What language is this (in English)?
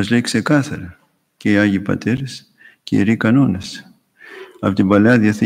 Greek